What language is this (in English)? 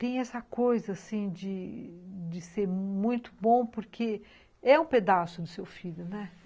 Portuguese